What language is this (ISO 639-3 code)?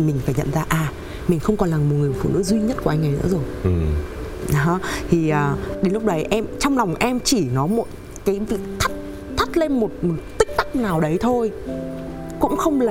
vie